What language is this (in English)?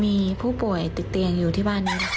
Thai